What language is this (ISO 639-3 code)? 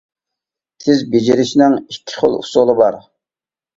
uig